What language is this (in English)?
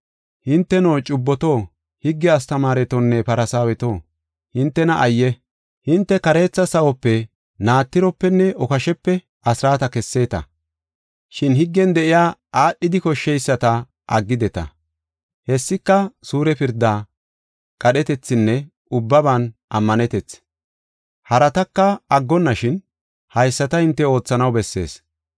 Gofa